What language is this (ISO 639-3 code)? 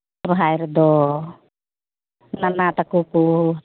sat